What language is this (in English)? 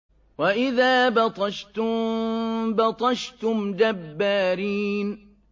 Arabic